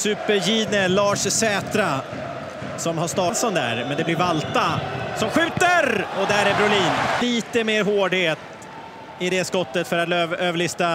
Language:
Swedish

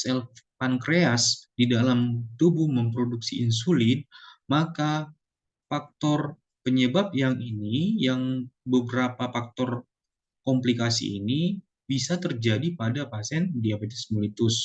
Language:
Indonesian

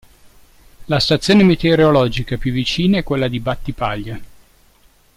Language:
Italian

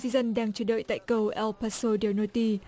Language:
Vietnamese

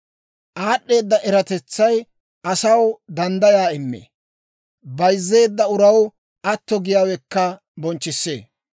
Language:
Dawro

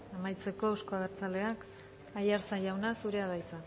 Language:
Basque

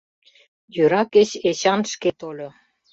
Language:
Mari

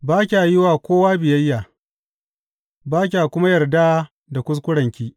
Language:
Hausa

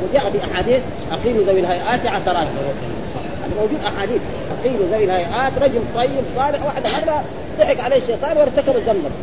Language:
Arabic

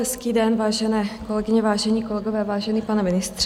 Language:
Czech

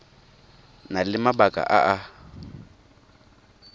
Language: Tswana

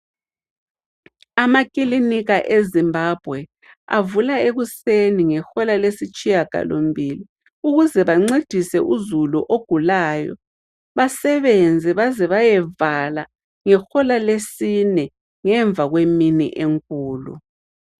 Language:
North Ndebele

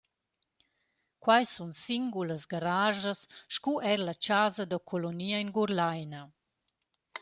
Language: Romansh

